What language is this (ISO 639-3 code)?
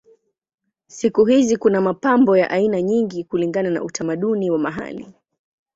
swa